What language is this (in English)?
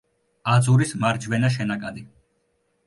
Georgian